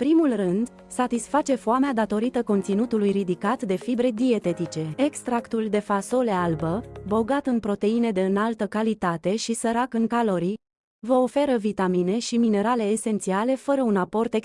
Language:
Romanian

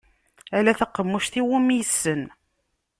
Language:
Kabyle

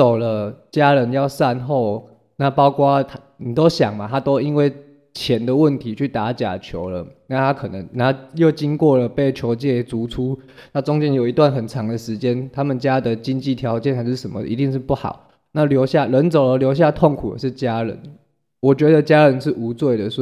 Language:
Chinese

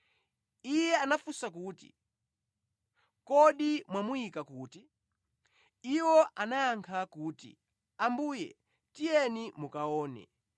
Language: Nyanja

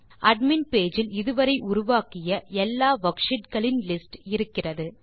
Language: Tamil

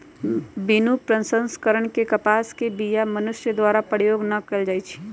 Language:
Magahi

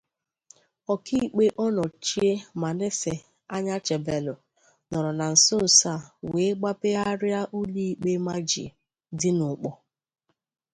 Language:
Igbo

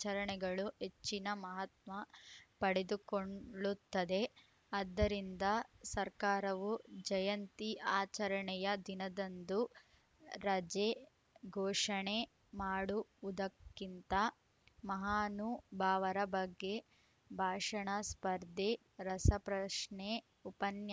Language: Kannada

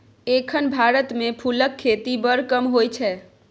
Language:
Maithili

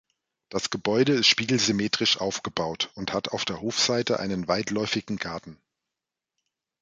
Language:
German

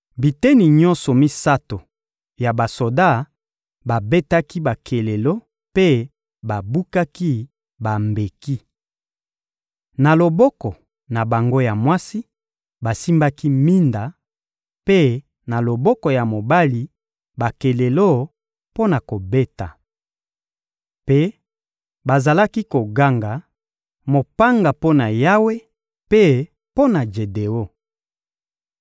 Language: Lingala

